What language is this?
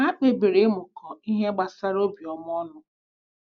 Igbo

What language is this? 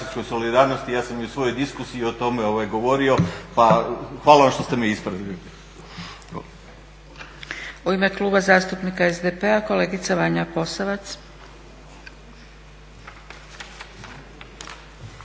Croatian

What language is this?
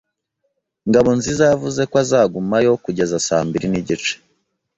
Kinyarwanda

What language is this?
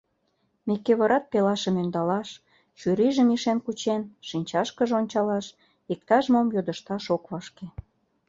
Mari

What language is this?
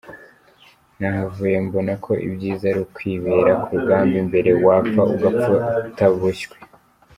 Kinyarwanda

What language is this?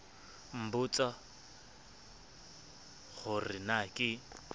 Southern Sotho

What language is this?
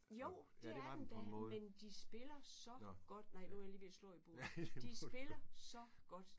Danish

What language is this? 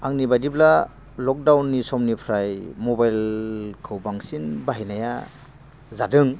Bodo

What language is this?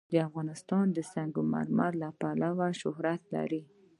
Pashto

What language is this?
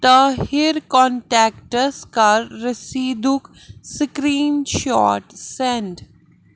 Kashmiri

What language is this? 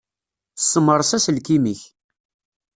Kabyle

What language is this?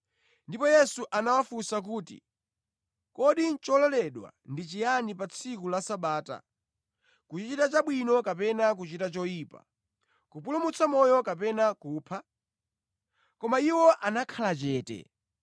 Nyanja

